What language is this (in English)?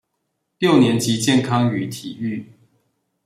Chinese